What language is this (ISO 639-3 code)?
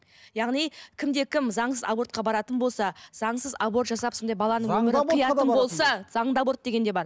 kaz